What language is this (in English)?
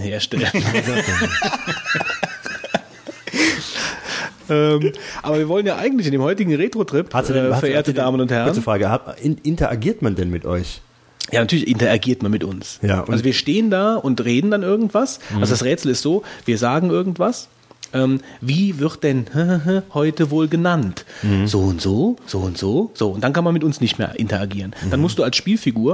German